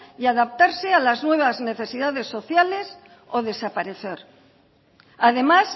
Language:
Spanish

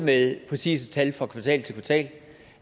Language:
Danish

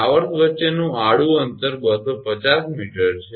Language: Gujarati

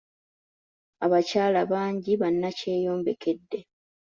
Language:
Ganda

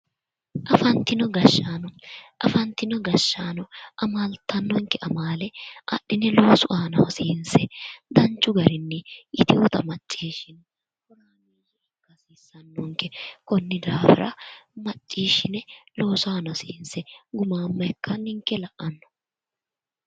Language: Sidamo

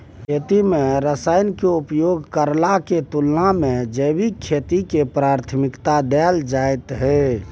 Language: Maithili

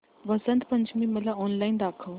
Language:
Marathi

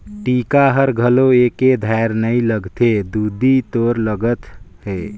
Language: Chhattisgarhi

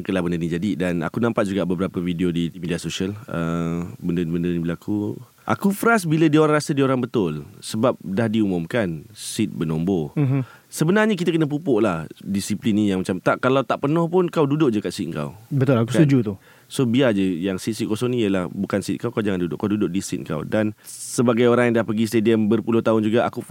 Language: Malay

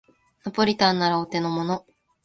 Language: Japanese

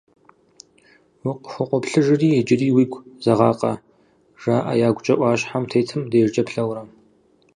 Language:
Kabardian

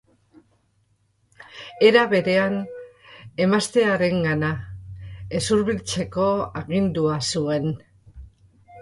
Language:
Basque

